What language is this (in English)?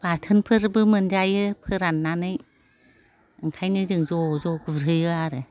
Bodo